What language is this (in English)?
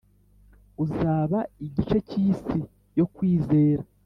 Kinyarwanda